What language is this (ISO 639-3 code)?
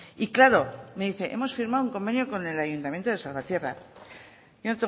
spa